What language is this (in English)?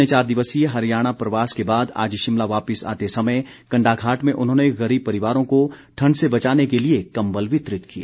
Hindi